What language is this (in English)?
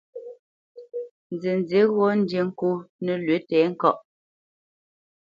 Bamenyam